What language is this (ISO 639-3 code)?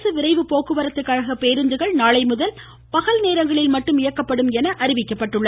tam